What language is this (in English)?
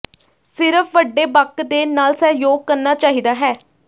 Punjabi